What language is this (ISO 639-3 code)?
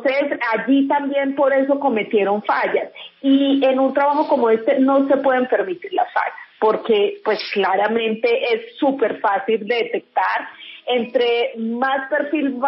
spa